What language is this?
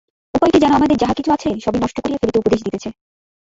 Bangla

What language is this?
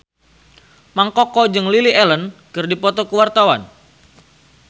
Sundanese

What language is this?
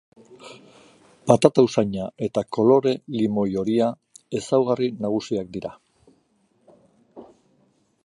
Basque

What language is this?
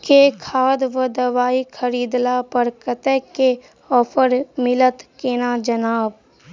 Maithili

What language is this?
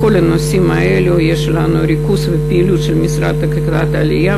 Hebrew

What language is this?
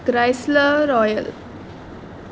Konkani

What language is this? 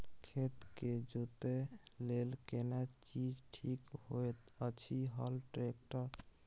Maithili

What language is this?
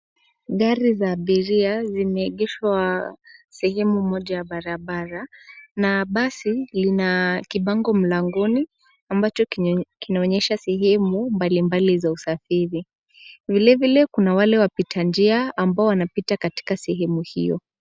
Swahili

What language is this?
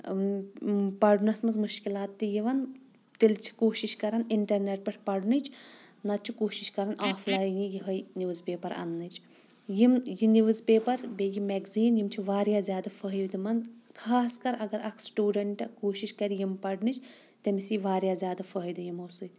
Kashmiri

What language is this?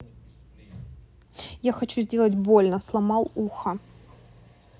Russian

